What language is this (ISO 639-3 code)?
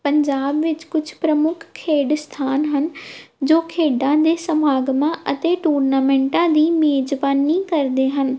pan